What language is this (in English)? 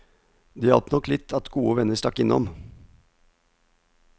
Norwegian